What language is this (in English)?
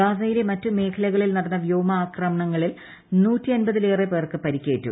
Malayalam